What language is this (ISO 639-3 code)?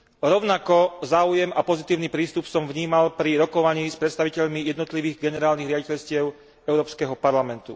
slk